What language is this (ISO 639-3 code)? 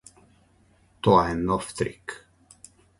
mkd